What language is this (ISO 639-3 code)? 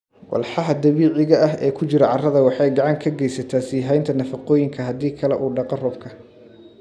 som